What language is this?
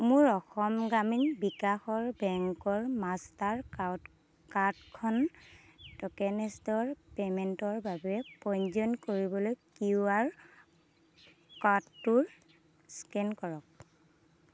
Assamese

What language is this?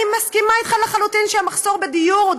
Hebrew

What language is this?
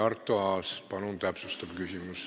Estonian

